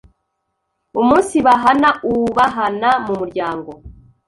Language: Kinyarwanda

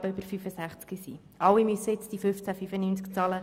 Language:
Swiss German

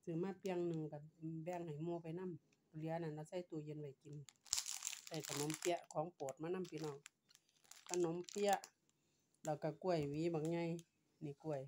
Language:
Thai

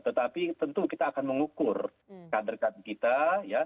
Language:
Indonesian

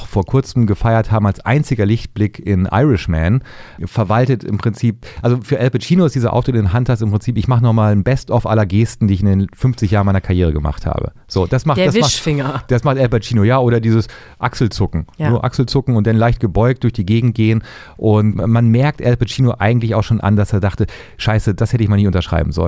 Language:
German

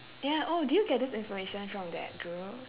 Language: English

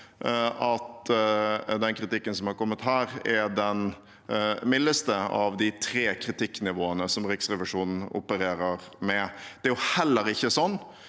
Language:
Norwegian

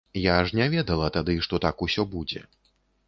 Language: Belarusian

